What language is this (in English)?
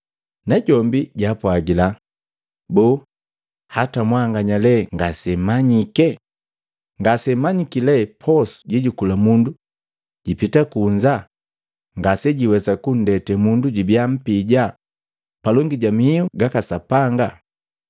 Matengo